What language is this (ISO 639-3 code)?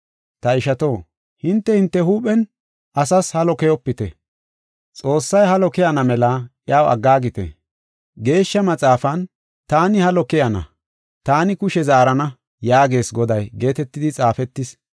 gof